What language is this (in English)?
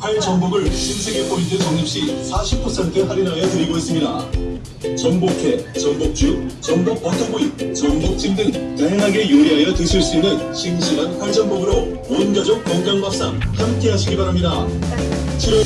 Korean